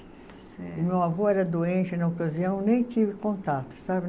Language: Portuguese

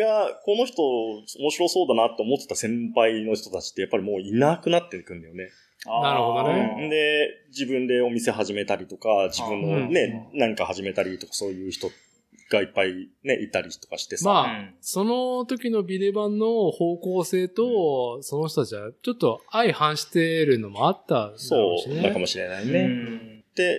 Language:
Japanese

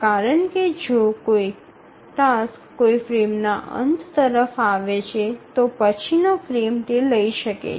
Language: Gujarati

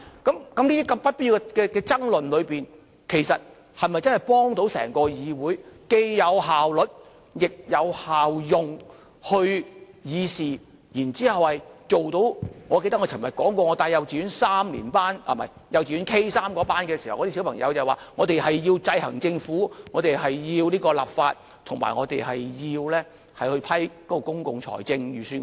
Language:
Cantonese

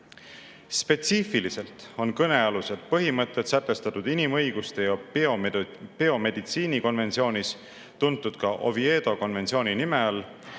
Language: Estonian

